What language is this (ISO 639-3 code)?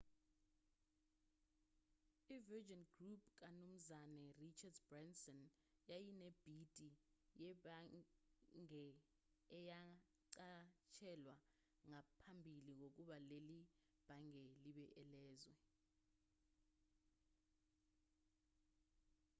zul